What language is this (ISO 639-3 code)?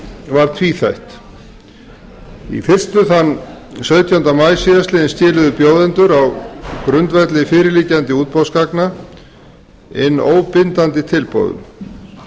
isl